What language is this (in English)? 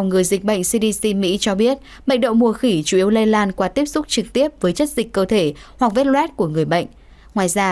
Vietnamese